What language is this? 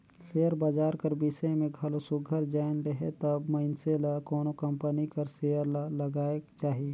Chhattisgarhi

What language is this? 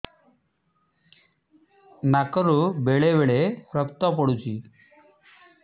Odia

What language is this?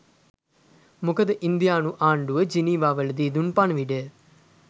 Sinhala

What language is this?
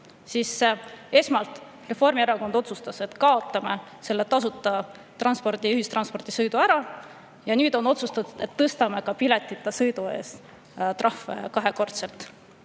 Estonian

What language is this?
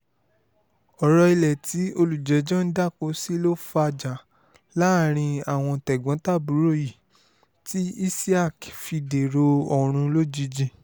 Yoruba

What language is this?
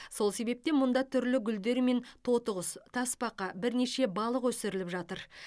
Kazakh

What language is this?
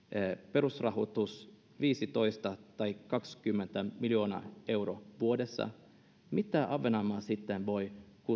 Finnish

